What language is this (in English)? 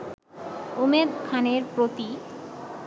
Bangla